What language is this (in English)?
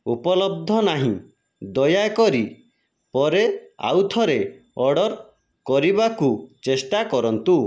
Odia